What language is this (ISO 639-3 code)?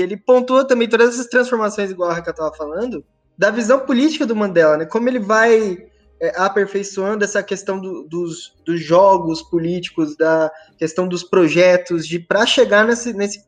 por